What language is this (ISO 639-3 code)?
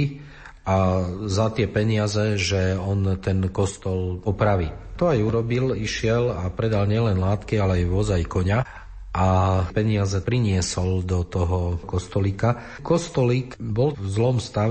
slk